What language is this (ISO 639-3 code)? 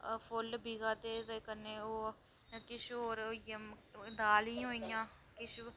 doi